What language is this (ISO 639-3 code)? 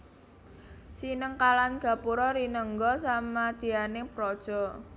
jav